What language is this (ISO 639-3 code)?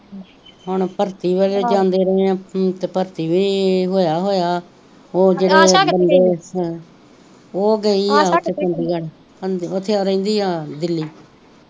pan